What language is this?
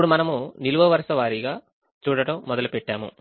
Telugu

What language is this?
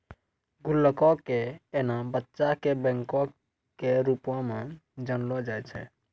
Maithili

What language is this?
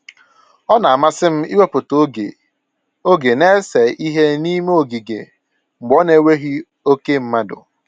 Igbo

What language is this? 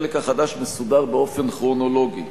Hebrew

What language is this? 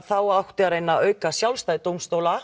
Icelandic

